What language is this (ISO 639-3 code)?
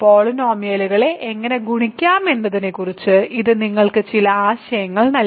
mal